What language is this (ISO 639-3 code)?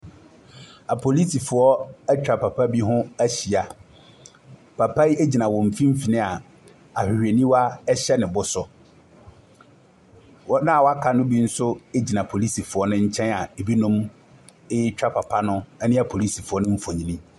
aka